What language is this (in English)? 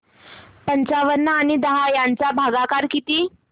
Marathi